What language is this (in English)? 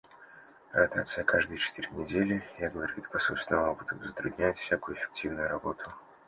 Russian